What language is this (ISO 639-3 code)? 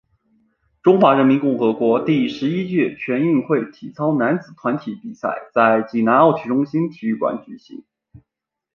zho